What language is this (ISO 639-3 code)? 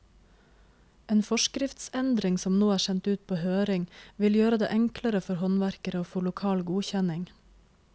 nor